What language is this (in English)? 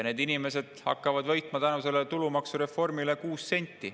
Estonian